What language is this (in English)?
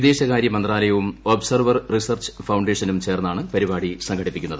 Malayalam